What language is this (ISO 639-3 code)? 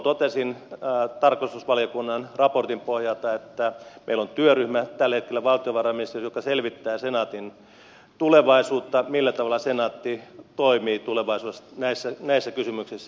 fin